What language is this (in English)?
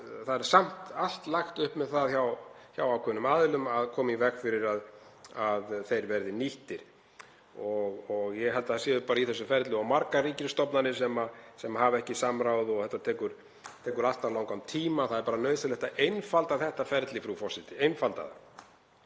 Icelandic